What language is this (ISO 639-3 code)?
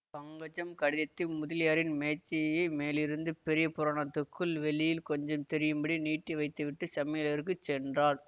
tam